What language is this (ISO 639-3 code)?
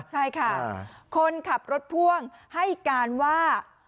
tha